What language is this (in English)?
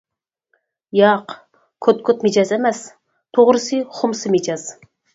Uyghur